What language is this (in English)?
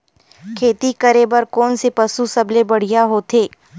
Chhattisgarhi